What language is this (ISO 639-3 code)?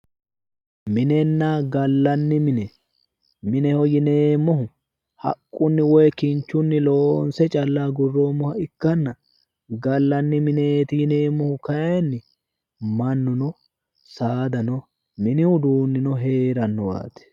sid